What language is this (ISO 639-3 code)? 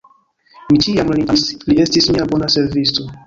epo